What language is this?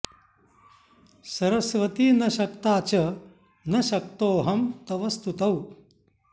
Sanskrit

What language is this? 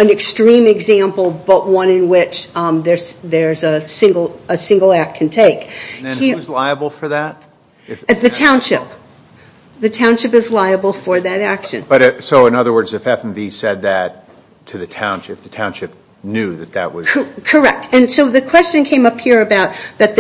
English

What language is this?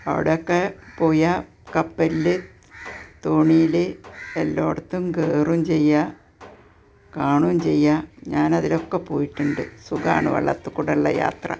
Malayalam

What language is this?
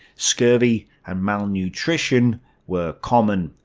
English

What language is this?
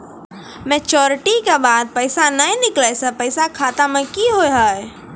Maithili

